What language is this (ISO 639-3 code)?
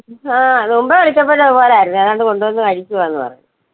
mal